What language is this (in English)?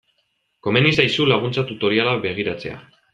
Basque